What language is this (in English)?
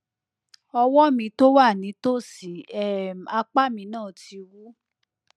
Yoruba